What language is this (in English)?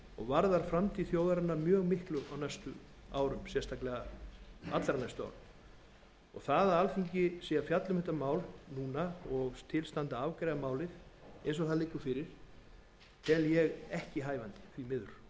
Icelandic